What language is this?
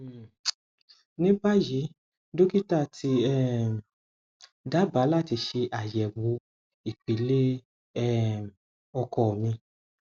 Yoruba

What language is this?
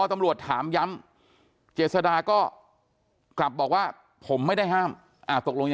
Thai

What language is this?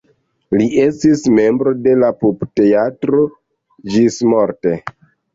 Esperanto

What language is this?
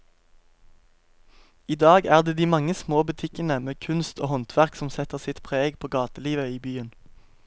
Norwegian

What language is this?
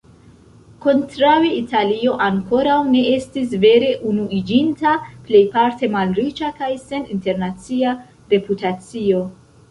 Esperanto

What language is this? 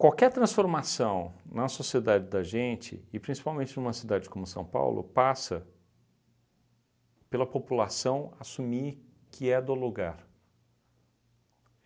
Portuguese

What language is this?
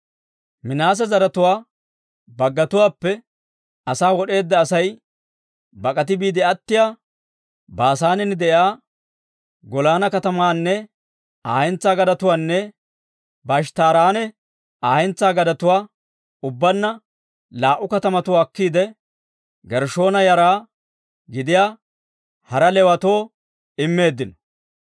Dawro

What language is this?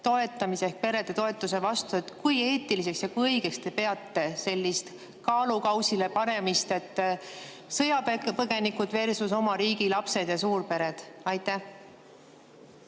Estonian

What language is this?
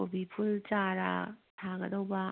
Manipuri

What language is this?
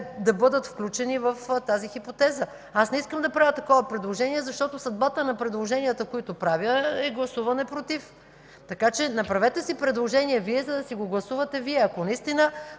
Bulgarian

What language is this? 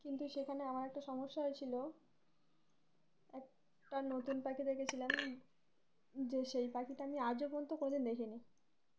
Bangla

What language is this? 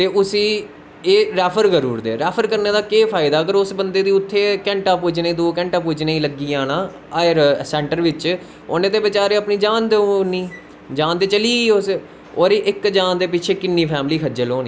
Dogri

